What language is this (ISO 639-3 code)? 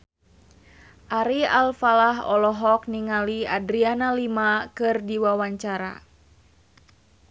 sun